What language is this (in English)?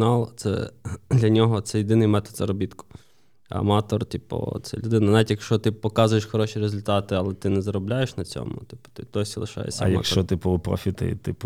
Ukrainian